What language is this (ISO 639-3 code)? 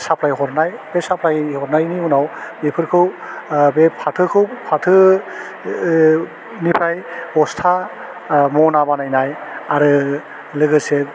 brx